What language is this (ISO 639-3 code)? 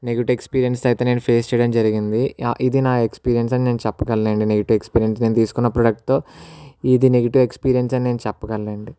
tel